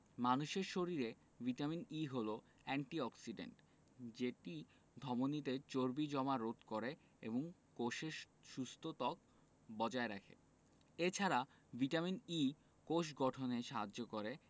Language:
Bangla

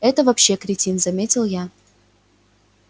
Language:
Russian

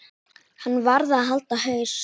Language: Icelandic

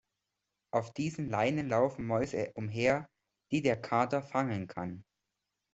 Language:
German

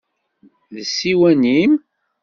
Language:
Kabyle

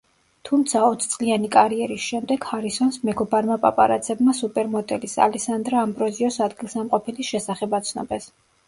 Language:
Georgian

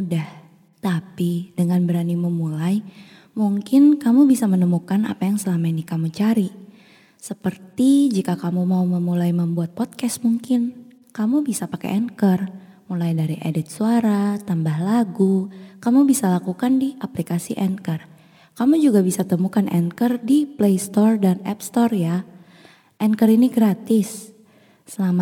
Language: Indonesian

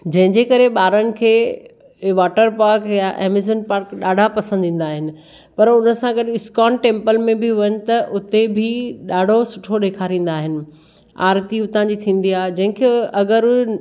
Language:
Sindhi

